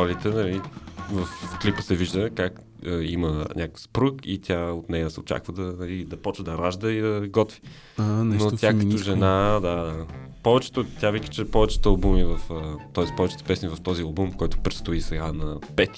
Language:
Bulgarian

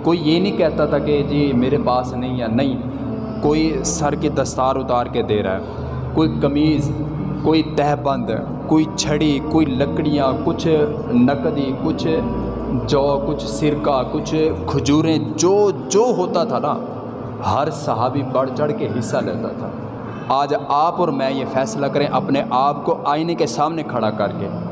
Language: Urdu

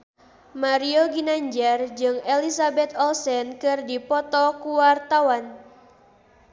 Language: Sundanese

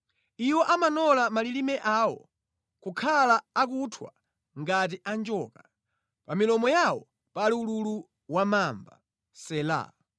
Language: Nyanja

